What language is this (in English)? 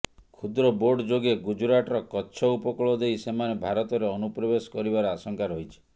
Odia